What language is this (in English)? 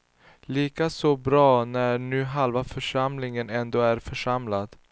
Swedish